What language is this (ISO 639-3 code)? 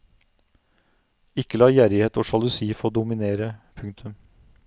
nor